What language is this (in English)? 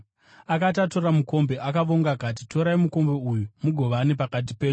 Shona